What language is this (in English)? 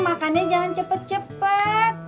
Indonesian